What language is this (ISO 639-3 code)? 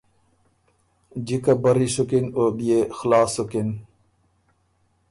oru